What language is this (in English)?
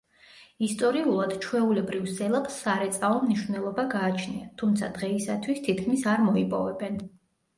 Georgian